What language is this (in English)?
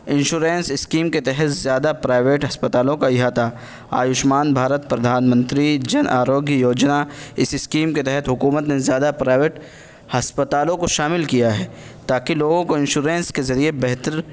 Urdu